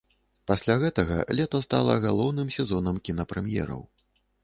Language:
Belarusian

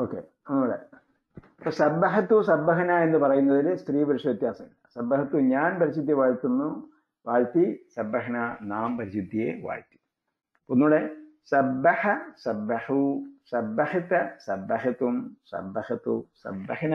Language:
Malayalam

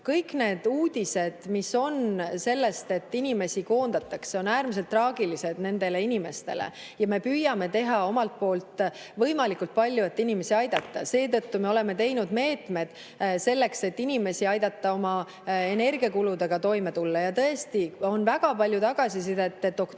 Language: Estonian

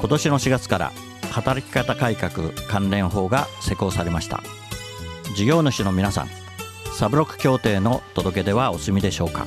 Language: Japanese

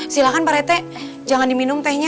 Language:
Indonesian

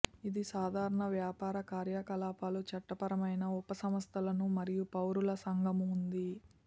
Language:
Telugu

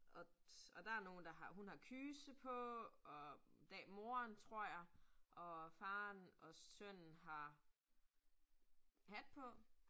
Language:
Danish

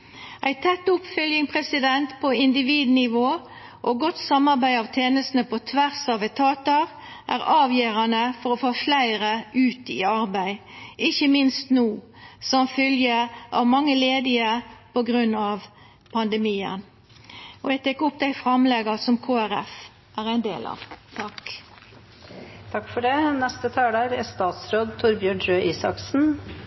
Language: Norwegian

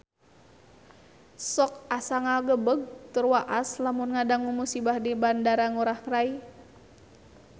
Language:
Sundanese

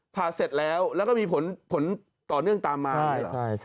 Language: Thai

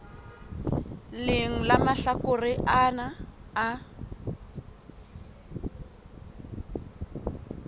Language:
Southern Sotho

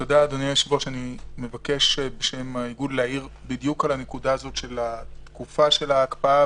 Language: Hebrew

